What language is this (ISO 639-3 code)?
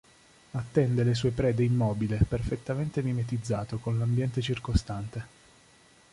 ita